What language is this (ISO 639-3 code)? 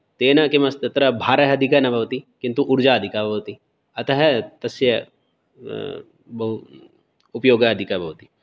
san